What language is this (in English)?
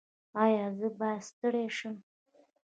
Pashto